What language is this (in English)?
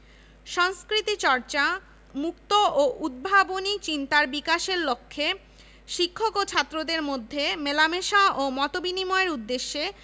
Bangla